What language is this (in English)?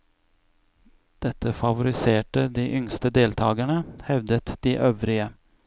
Norwegian